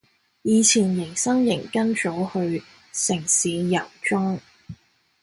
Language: Cantonese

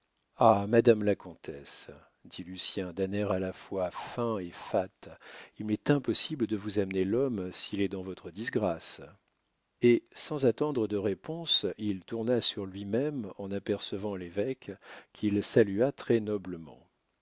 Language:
French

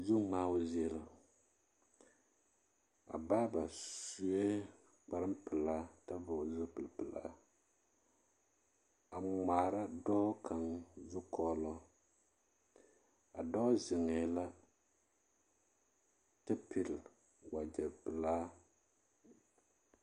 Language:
Southern Dagaare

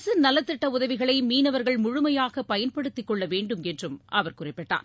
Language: Tamil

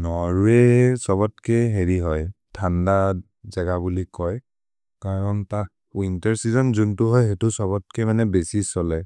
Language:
Maria (India)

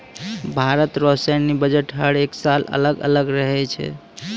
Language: Maithili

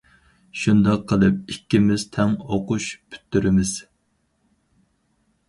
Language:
Uyghur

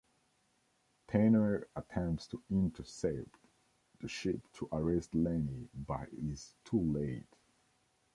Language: English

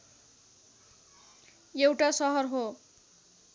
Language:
Nepali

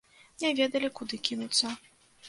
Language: Belarusian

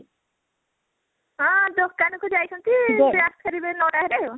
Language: Odia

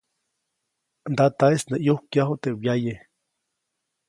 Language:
Copainalá Zoque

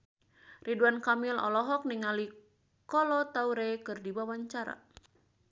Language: Sundanese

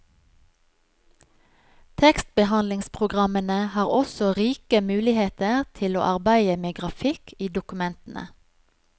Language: Norwegian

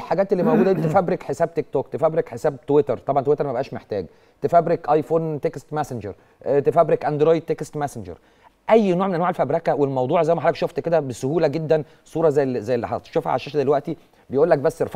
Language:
Arabic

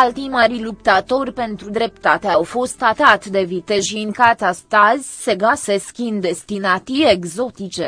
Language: Romanian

